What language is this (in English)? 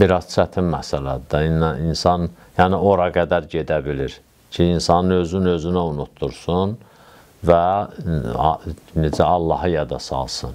Turkish